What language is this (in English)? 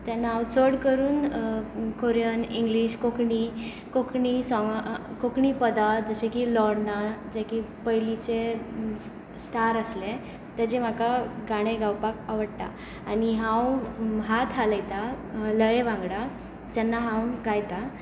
Konkani